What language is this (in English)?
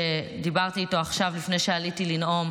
Hebrew